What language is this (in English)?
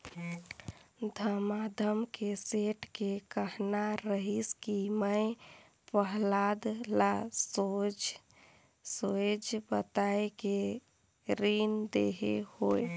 Chhattisgarhi